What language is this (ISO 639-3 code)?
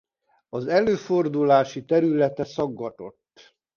hun